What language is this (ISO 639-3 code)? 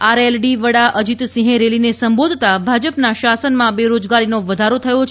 guj